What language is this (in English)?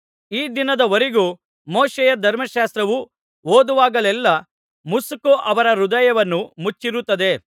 Kannada